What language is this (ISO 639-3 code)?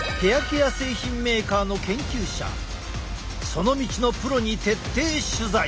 jpn